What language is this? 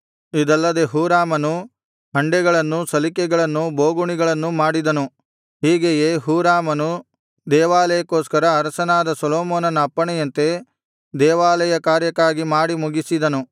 Kannada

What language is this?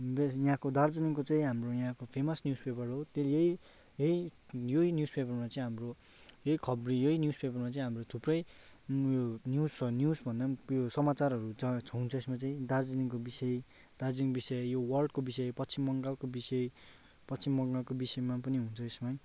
Nepali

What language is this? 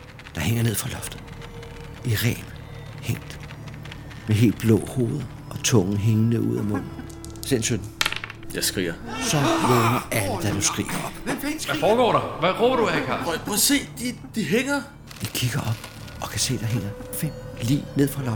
Danish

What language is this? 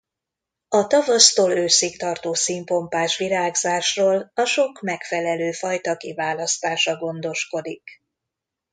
Hungarian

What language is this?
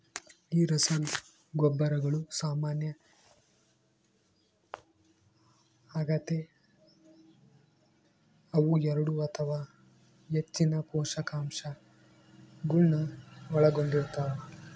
Kannada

